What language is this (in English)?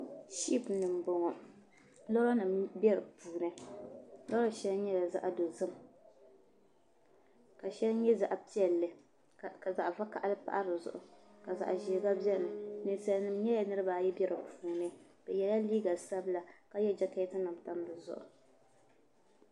Dagbani